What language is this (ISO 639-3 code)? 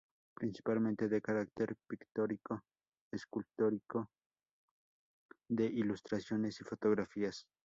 spa